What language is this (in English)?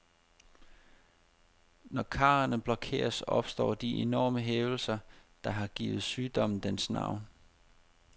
Danish